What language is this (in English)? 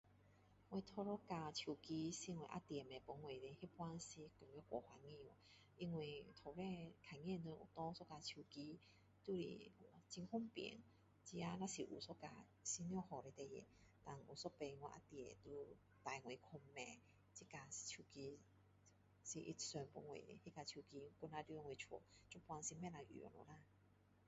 Min Dong Chinese